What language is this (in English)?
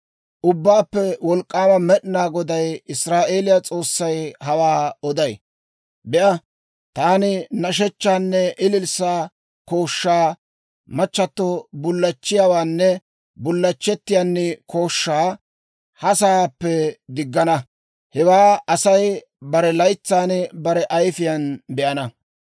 Dawro